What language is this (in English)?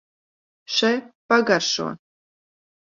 Latvian